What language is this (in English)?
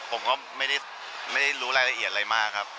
Thai